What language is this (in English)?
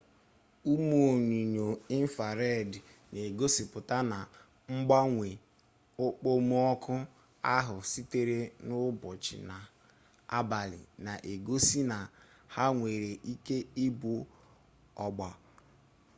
Igbo